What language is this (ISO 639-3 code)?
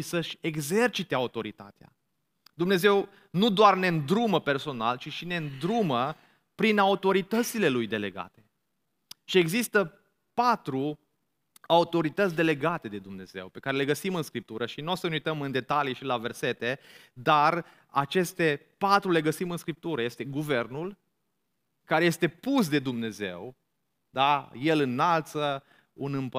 ron